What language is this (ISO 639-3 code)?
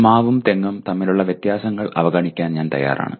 mal